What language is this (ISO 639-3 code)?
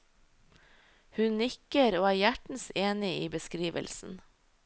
nor